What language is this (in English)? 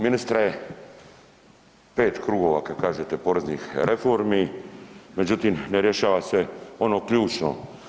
Croatian